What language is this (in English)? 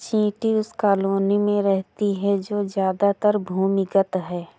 Hindi